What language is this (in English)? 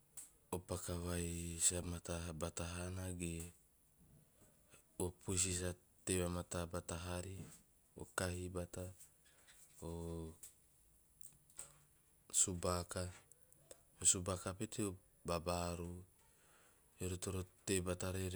Teop